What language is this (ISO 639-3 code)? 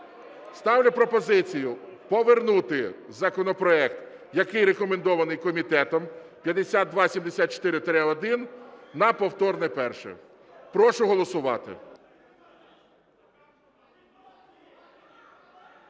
ukr